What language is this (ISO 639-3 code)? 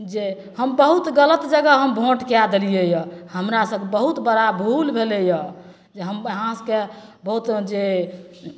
mai